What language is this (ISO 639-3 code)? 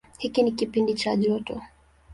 swa